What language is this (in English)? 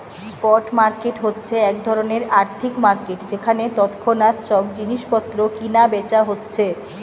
Bangla